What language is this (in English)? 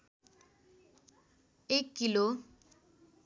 Nepali